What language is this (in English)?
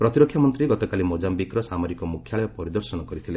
Odia